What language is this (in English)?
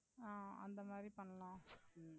Tamil